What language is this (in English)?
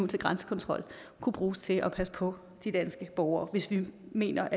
Danish